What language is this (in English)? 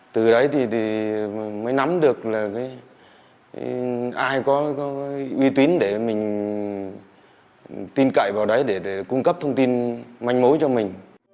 Vietnamese